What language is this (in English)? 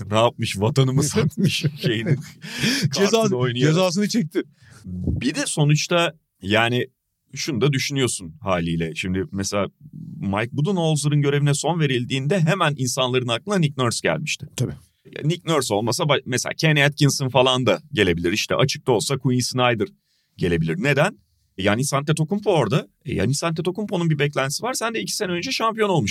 Turkish